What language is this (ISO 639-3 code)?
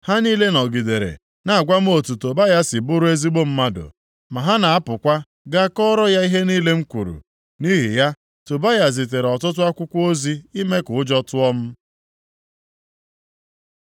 ibo